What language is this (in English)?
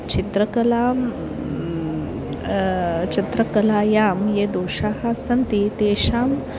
Sanskrit